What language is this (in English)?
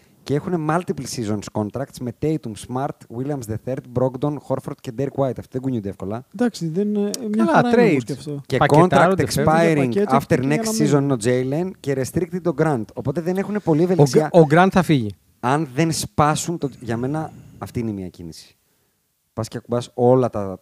Greek